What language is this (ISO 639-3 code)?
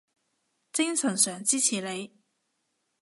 yue